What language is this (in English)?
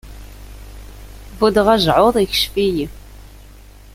Kabyle